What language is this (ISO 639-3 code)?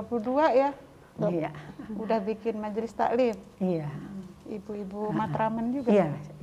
ind